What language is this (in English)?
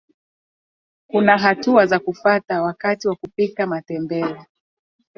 Swahili